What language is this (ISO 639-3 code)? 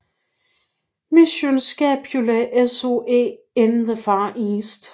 dan